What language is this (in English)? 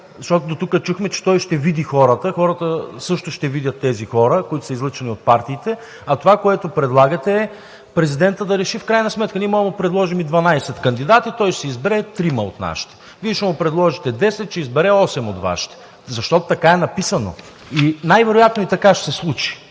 Bulgarian